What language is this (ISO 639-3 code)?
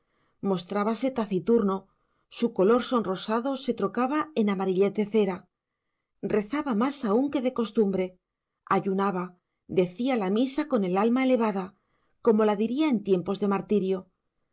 spa